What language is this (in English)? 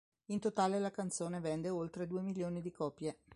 Italian